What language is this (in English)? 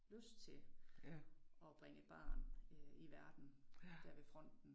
Danish